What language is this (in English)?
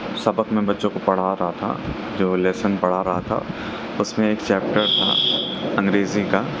Urdu